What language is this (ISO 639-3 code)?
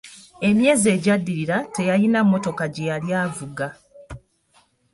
lug